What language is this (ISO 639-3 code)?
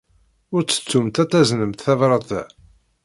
kab